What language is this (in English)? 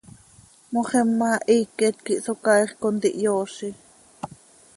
Seri